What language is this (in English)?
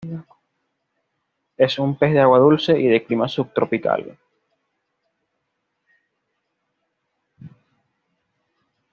Spanish